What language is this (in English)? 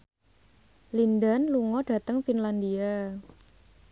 Javanese